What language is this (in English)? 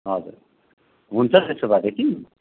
Nepali